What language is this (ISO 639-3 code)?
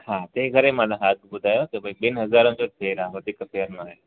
snd